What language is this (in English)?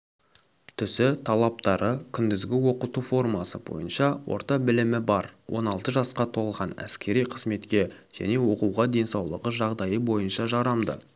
Kazakh